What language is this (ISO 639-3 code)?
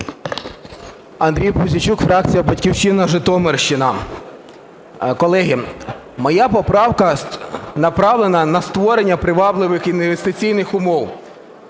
ukr